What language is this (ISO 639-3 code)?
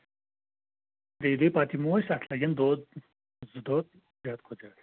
kas